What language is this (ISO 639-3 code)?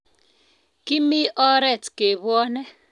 kln